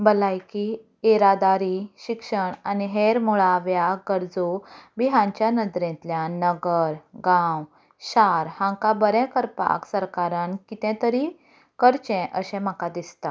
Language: Konkani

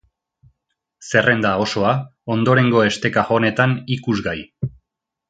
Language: Basque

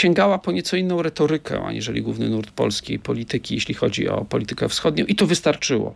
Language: Polish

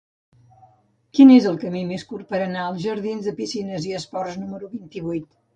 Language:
Catalan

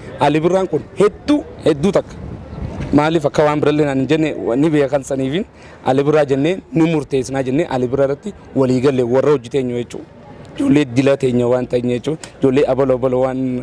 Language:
Arabic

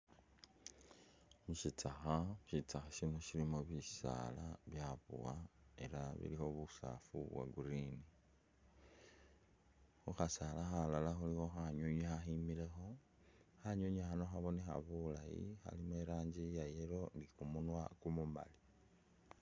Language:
Masaaba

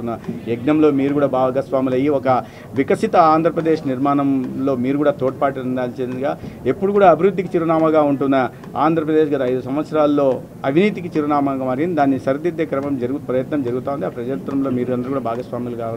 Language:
Telugu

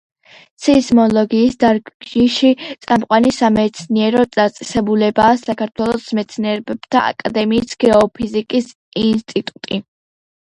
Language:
Georgian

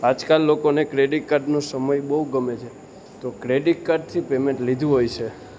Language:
Gujarati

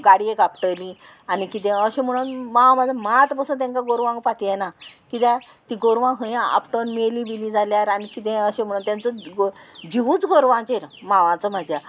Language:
Konkani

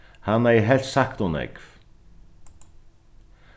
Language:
Faroese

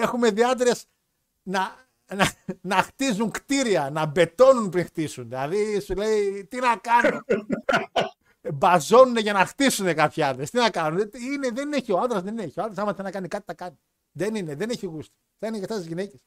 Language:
Greek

